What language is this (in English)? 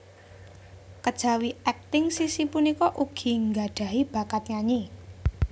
Javanese